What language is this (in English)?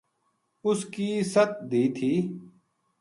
Gujari